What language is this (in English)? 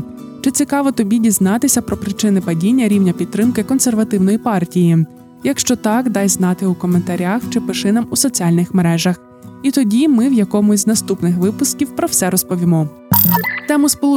Ukrainian